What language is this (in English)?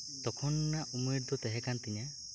Santali